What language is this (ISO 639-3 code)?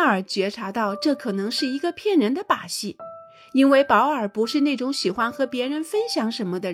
zho